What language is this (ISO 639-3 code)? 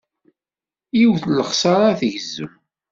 kab